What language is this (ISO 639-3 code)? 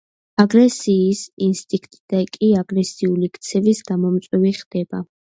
kat